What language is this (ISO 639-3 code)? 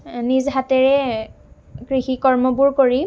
asm